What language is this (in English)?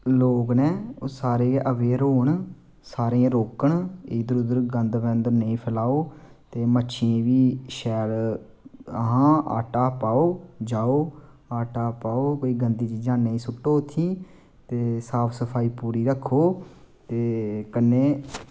Dogri